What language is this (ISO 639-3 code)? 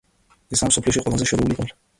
kat